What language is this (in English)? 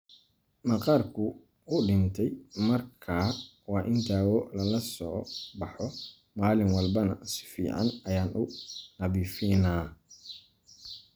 Somali